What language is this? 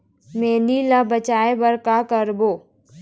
Chhattisgarhi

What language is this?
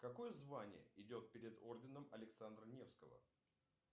Russian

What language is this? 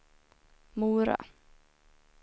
Swedish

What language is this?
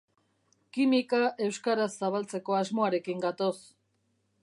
Basque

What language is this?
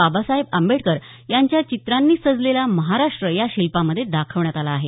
Marathi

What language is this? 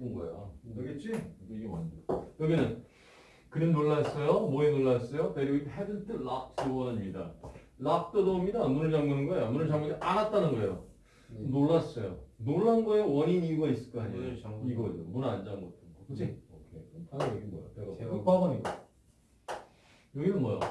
Korean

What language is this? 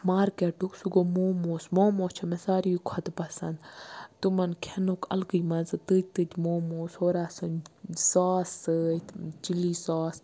Kashmiri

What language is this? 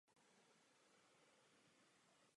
Czech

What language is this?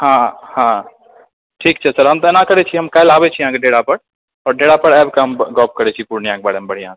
Maithili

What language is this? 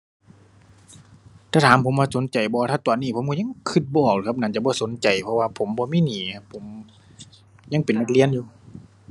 Thai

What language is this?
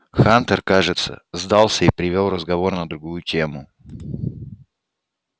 Russian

